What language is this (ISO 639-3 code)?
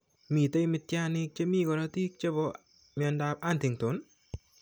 kln